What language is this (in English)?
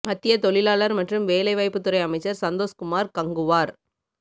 Tamil